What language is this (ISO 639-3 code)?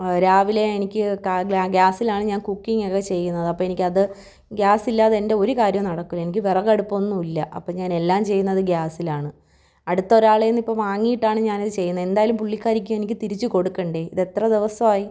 mal